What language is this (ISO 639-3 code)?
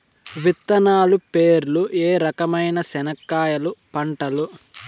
tel